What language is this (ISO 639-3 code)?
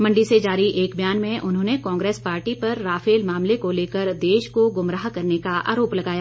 hin